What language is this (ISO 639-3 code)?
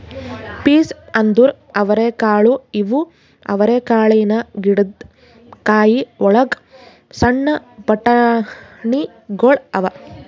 kan